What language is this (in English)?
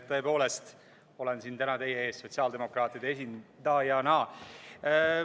Estonian